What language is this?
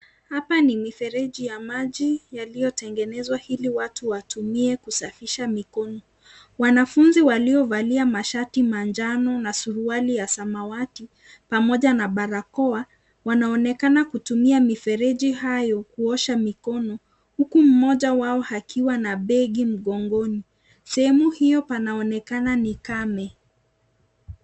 Swahili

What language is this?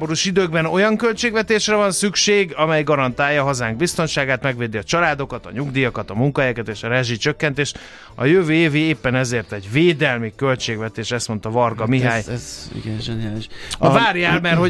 Hungarian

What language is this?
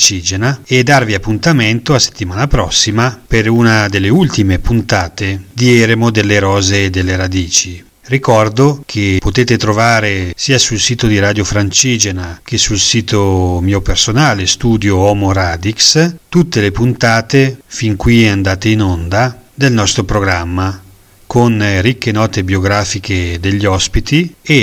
Italian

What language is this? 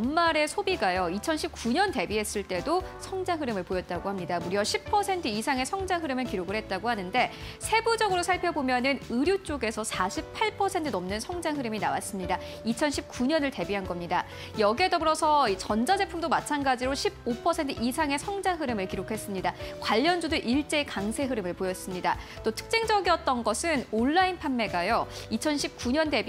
Korean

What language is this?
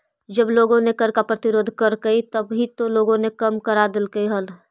Magahi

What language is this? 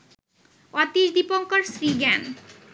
Bangla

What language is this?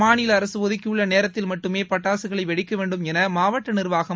Tamil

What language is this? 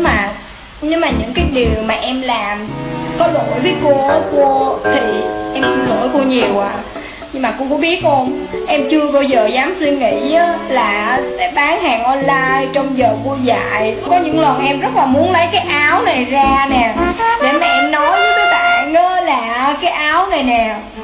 Vietnamese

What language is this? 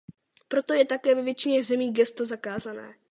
Czech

